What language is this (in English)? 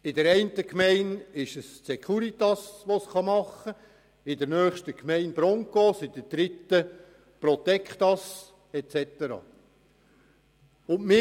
Swiss German